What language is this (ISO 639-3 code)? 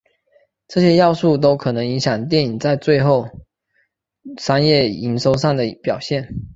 zho